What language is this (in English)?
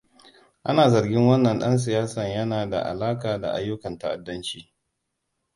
Hausa